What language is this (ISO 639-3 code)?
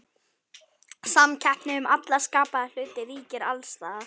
isl